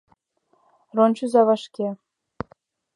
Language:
Mari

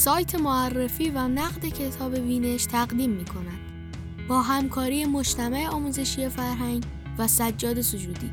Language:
Persian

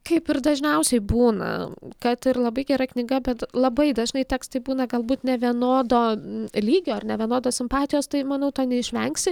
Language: Lithuanian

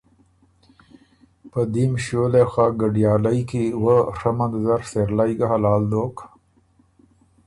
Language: Ormuri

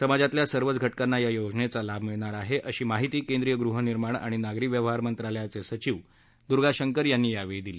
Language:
Marathi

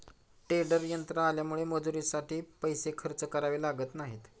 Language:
Marathi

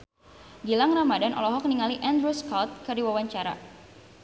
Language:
Sundanese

